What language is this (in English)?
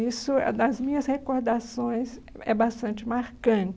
Portuguese